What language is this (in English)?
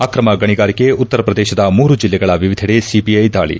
Kannada